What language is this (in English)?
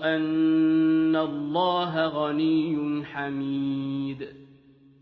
Arabic